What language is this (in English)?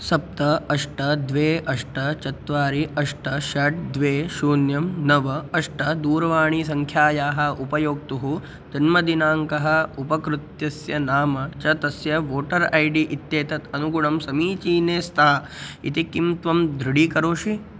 Sanskrit